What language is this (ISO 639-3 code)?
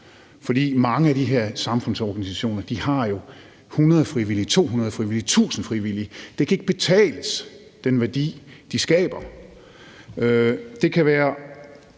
dan